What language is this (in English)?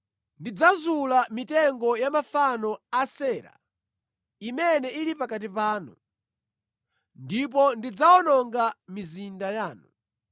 Nyanja